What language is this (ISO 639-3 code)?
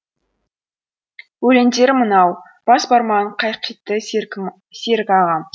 kaz